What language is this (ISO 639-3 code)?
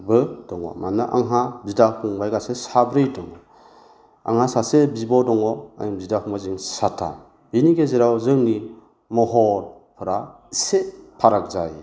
brx